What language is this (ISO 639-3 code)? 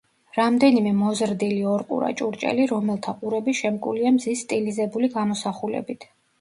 kat